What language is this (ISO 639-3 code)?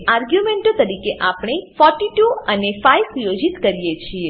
guj